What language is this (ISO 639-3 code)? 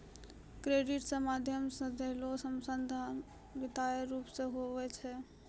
mai